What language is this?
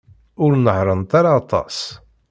Kabyle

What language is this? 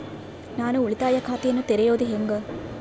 Kannada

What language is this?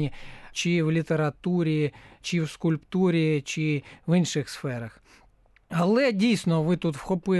Ukrainian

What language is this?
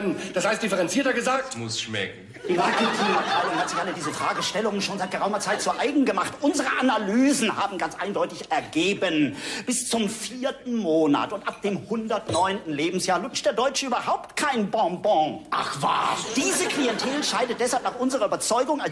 German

